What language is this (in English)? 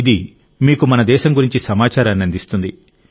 Telugu